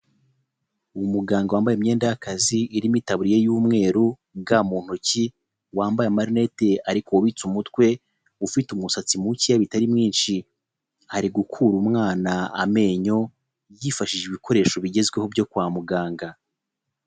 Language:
Kinyarwanda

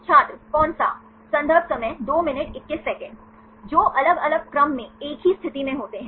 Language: Hindi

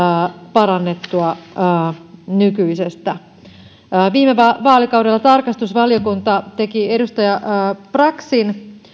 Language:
Finnish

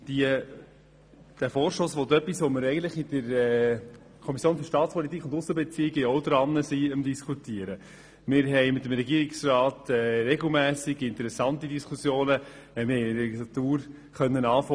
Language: Swiss German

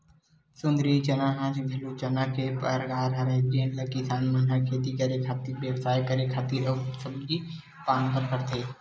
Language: Chhattisgarhi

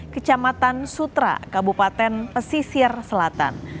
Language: Indonesian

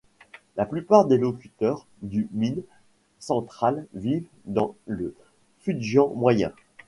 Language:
French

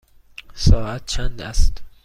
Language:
Persian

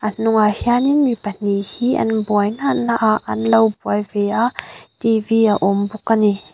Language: Mizo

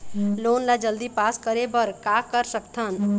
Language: Chhattisgarhi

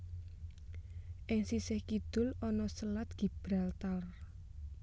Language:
Javanese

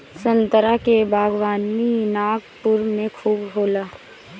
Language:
Bhojpuri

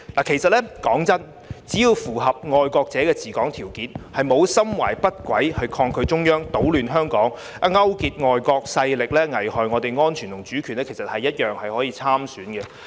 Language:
Cantonese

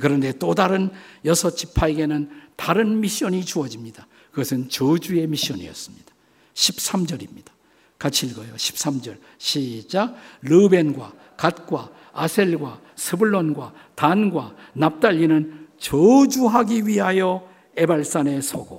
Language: Korean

